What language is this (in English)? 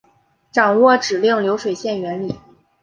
Chinese